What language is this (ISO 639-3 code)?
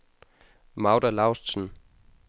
dan